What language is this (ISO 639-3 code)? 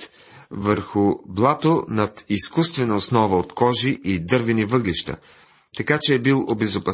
bul